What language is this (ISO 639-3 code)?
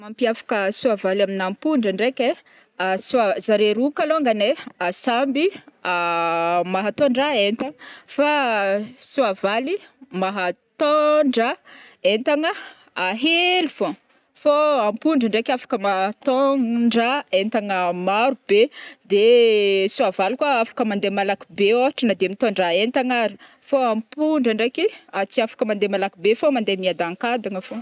bmm